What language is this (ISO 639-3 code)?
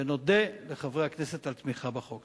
heb